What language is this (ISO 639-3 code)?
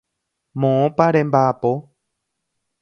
grn